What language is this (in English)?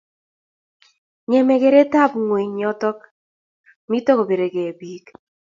Kalenjin